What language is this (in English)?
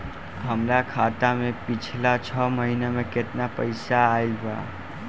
Bhojpuri